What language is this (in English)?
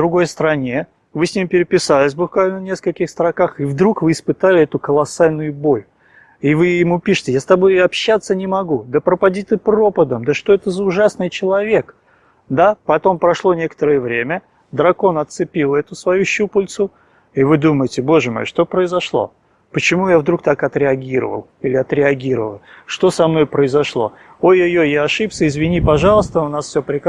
Italian